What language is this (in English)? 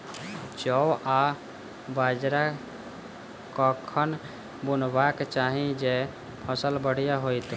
Maithili